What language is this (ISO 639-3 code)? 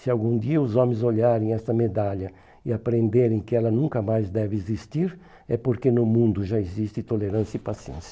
por